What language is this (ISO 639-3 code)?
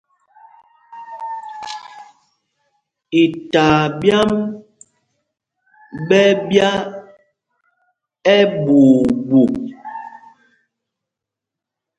mgg